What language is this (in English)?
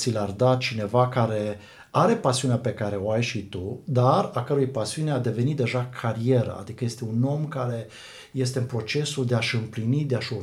Romanian